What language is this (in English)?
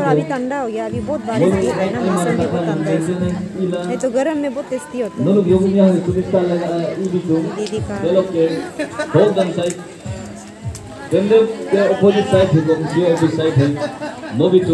Hindi